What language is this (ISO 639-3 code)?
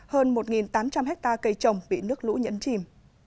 vie